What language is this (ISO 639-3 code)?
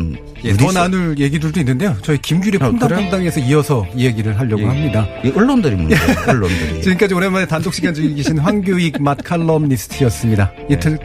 kor